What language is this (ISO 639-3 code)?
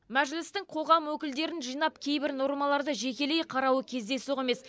kaz